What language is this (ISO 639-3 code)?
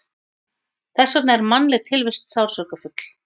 isl